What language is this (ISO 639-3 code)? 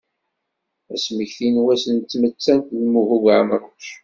kab